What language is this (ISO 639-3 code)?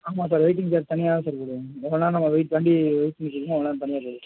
tam